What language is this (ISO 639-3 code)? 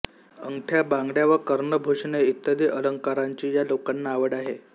mar